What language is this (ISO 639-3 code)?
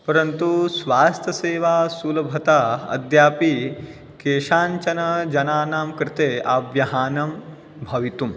san